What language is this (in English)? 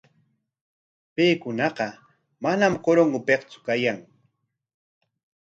Corongo Ancash Quechua